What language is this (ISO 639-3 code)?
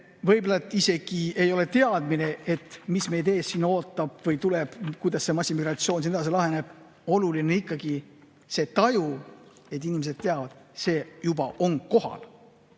est